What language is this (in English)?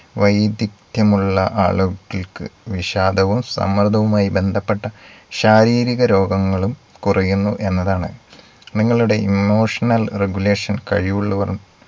Malayalam